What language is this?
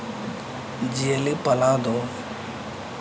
Santali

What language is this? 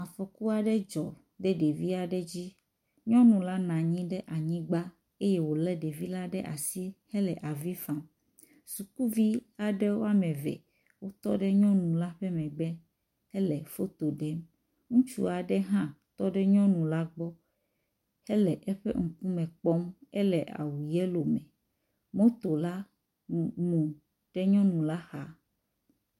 Ewe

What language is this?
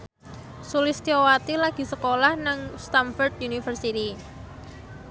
Javanese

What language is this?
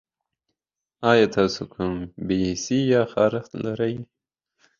Pashto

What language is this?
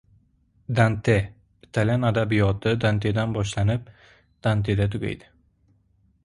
Uzbek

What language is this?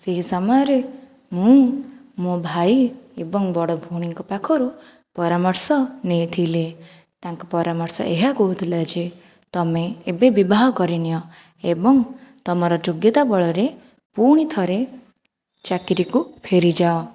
Odia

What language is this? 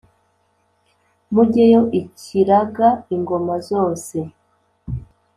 Kinyarwanda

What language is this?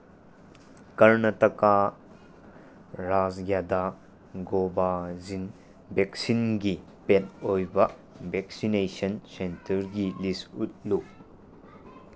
Manipuri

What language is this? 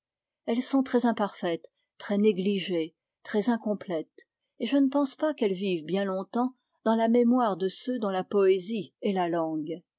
French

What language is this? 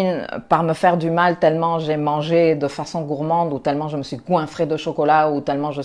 French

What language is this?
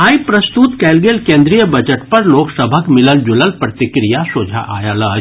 Maithili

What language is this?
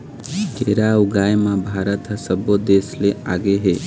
Chhattisgarhi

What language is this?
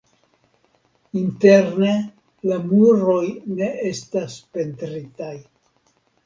Esperanto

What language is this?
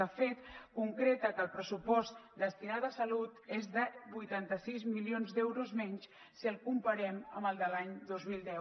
Catalan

